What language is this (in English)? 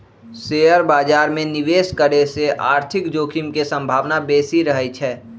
Magahi